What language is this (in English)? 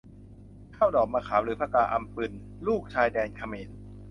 Thai